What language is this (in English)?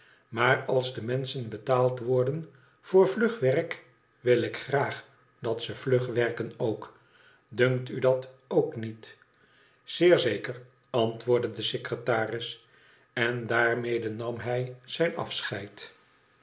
Dutch